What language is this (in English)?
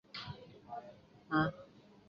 Chinese